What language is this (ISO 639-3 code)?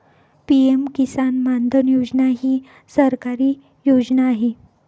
mar